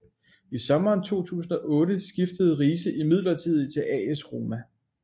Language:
Danish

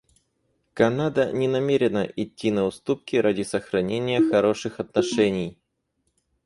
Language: Russian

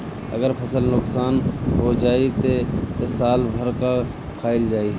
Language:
Bhojpuri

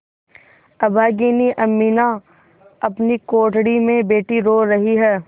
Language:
Hindi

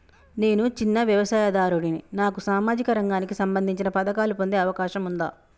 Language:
Telugu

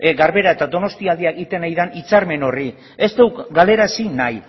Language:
Basque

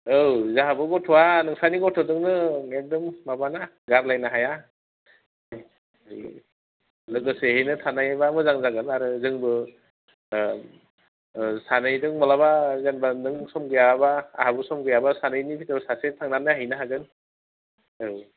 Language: Bodo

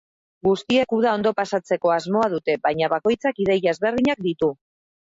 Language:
Basque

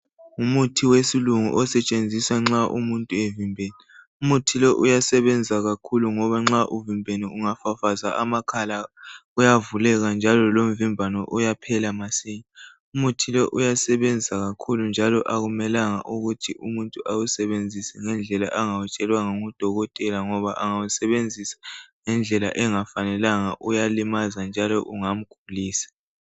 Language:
North Ndebele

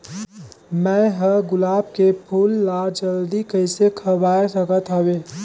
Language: Chhattisgarhi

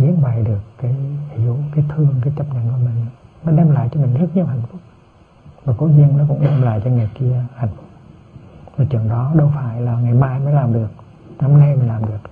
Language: Vietnamese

